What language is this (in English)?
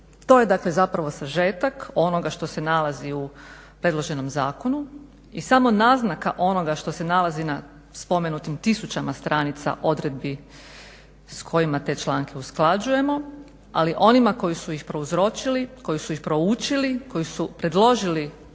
Croatian